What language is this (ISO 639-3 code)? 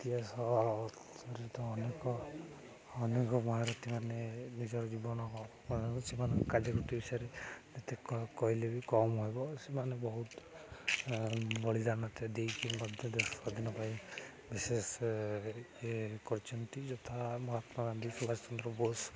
ori